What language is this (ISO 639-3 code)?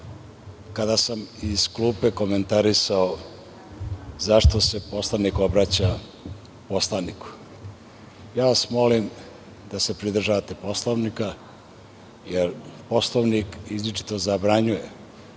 srp